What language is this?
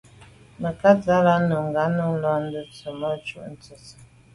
Medumba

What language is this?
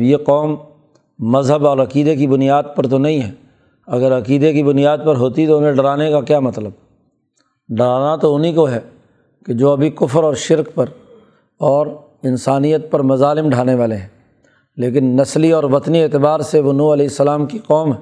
Urdu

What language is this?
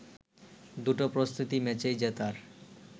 Bangla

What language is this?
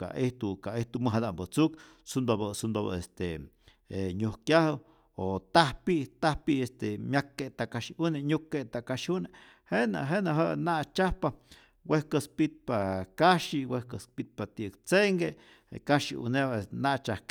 Rayón Zoque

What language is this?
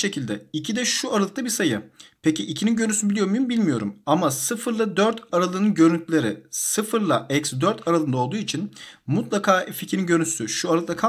Turkish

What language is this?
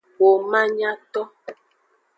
Aja (Benin)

